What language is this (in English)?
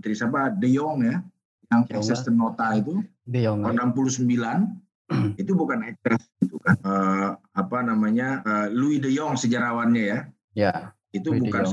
Indonesian